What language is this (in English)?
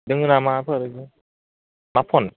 Bodo